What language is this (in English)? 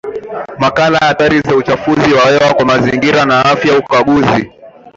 Swahili